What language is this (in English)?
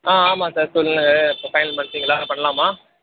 Tamil